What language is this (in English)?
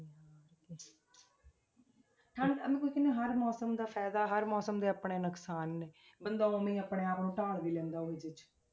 Punjabi